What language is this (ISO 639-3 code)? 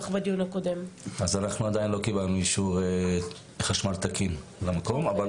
heb